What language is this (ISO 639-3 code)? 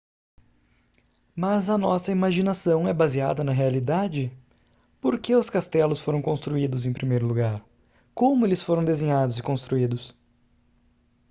por